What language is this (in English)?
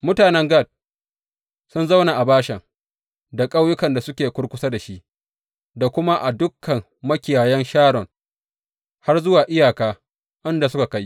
Hausa